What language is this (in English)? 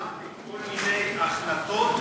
Hebrew